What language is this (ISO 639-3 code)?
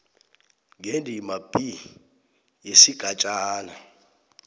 nbl